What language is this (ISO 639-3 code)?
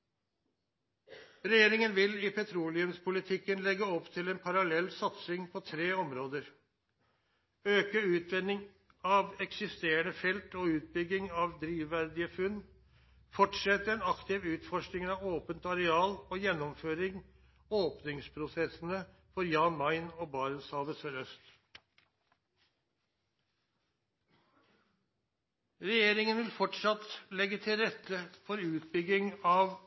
nno